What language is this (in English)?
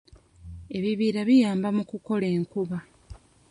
Ganda